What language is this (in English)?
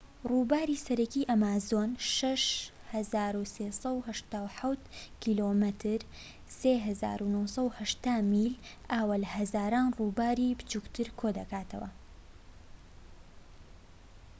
Central Kurdish